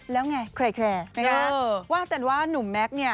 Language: Thai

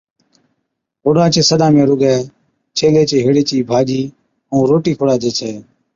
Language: Od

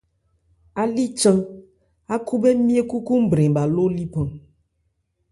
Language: Ebrié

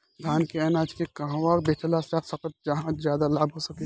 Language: Bhojpuri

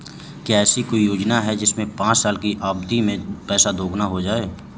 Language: Hindi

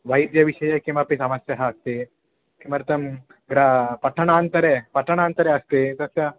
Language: Sanskrit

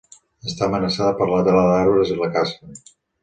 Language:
Catalan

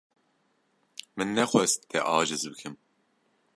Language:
Kurdish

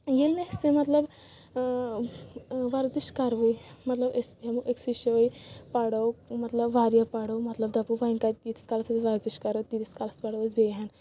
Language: Kashmiri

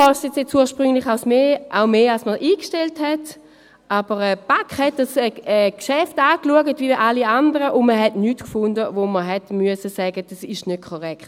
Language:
Swiss German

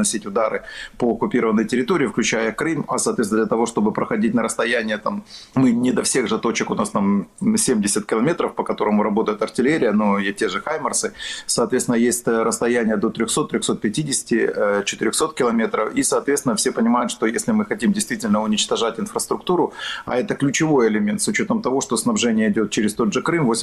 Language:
Russian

